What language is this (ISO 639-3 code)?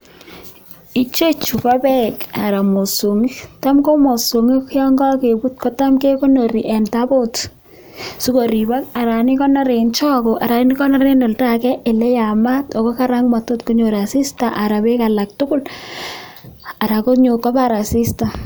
kln